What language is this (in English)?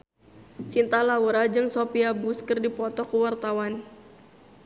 Sundanese